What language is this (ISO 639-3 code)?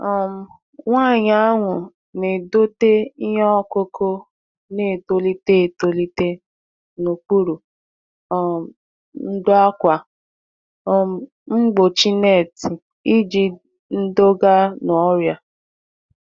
ibo